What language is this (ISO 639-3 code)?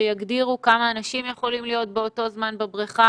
heb